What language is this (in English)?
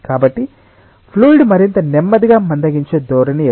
Telugu